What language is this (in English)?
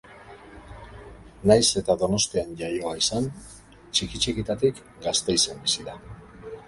Basque